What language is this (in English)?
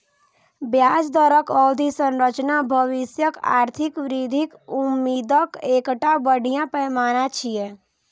Maithili